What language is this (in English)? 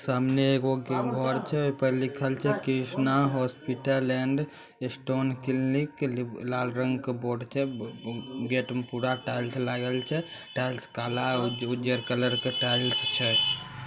Magahi